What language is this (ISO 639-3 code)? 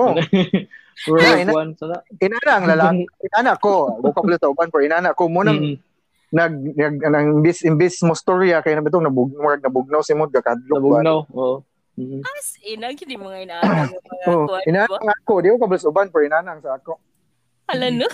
fil